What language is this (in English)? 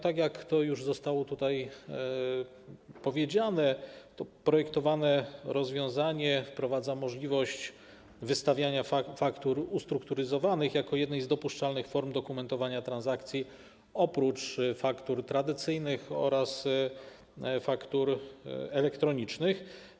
Polish